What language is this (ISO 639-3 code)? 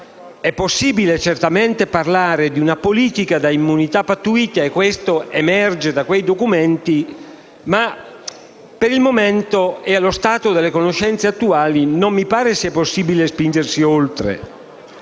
ita